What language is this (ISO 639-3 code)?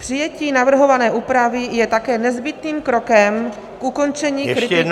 ces